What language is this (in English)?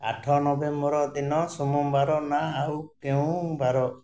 Odia